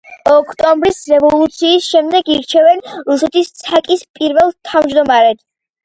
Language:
Georgian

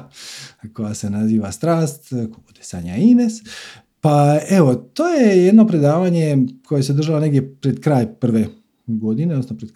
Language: Croatian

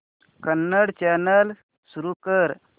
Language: Marathi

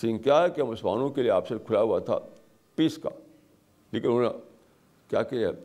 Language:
Urdu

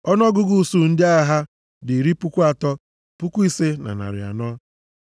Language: Igbo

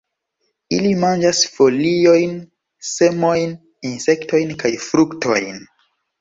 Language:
Esperanto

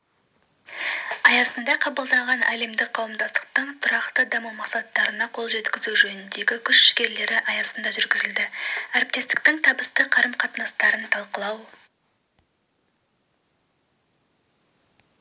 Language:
Kazakh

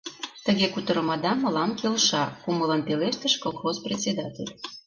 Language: Mari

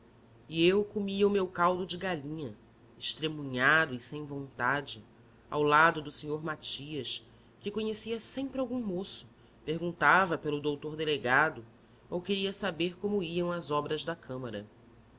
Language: Portuguese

